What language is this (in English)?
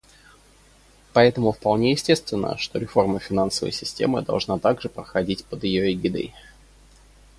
Russian